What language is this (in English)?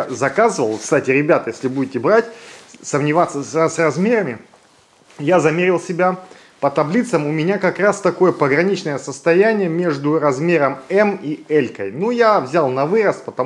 Russian